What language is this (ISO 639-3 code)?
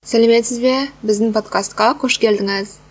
kaz